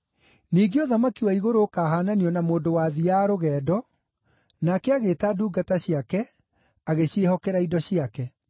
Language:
Kikuyu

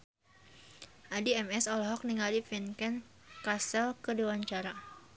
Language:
Sundanese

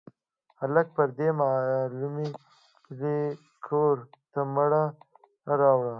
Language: Pashto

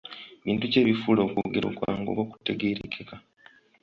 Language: Ganda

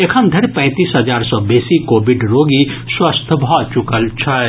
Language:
Maithili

